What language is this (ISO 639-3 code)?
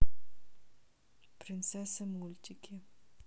rus